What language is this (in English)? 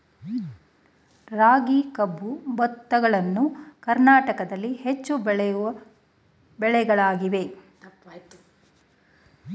Kannada